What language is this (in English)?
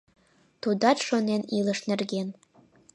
Mari